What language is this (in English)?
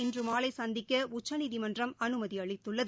Tamil